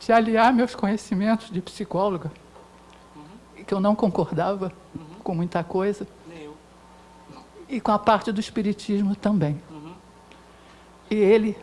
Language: Portuguese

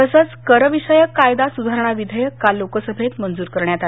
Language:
Marathi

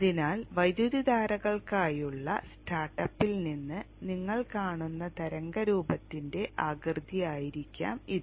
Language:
Malayalam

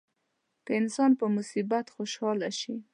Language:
Pashto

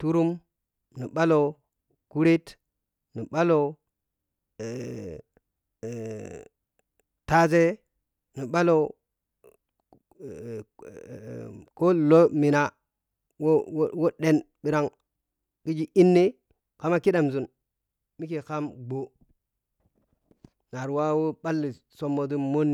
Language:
Piya-Kwonci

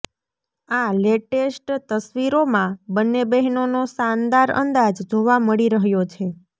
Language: Gujarati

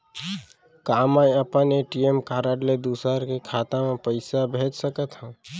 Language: Chhattisgarhi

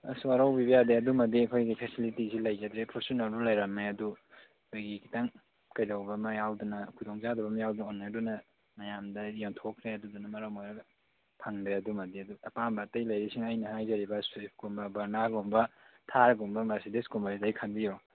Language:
Manipuri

